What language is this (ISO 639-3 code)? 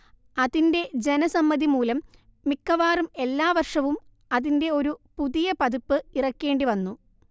mal